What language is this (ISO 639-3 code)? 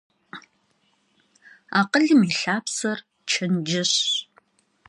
kbd